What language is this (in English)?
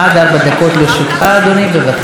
Hebrew